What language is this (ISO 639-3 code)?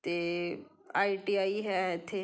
pan